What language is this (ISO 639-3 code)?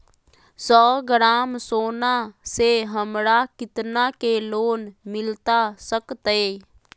mag